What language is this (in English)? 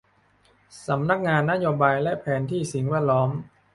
Thai